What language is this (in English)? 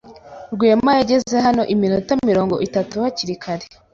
Kinyarwanda